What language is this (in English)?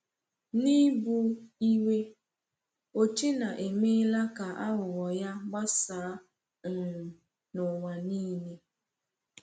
Igbo